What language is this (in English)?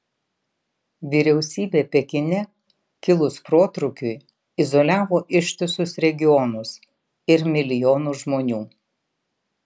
Lithuanian